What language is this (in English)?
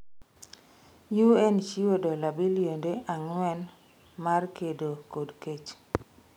Luo (Kenya and Tanzania)